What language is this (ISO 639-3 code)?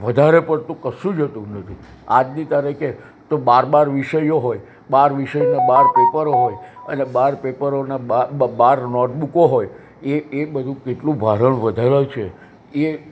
guj